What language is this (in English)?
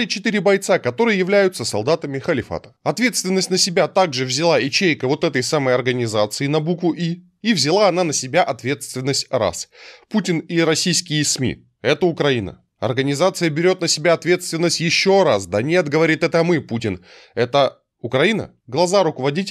Russian